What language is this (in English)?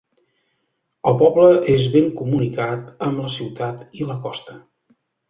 Catalan